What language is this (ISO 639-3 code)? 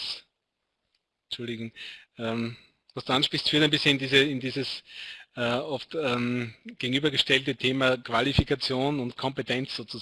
deu